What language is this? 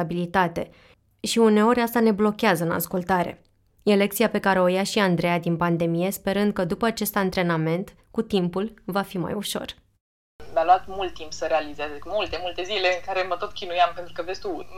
Romanian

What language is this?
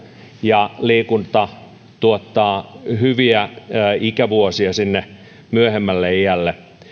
Finnish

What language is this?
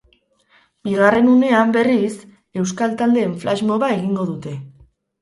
Basque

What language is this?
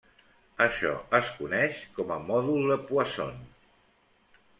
Catalan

